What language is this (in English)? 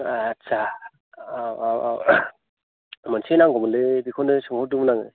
Bodo